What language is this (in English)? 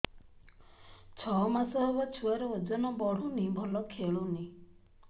Odia